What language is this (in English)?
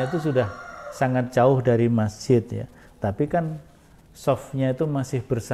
Indonesian